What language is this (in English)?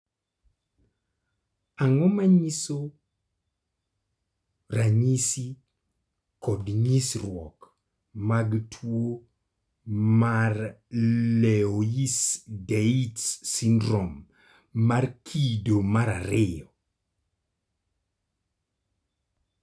Luo (Kenya and Tanzania)